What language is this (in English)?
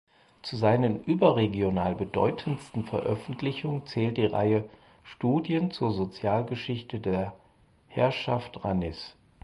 German